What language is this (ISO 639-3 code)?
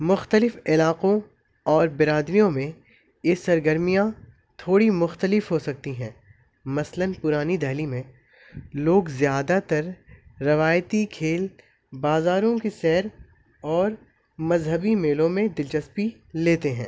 urd